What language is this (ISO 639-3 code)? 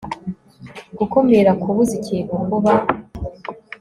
kin